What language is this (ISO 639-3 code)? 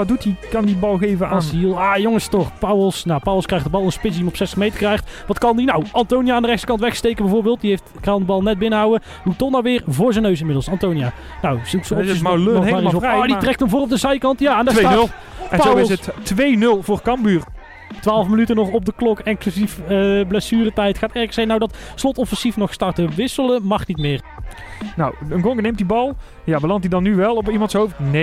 nld